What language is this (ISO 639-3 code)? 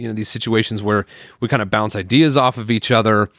eng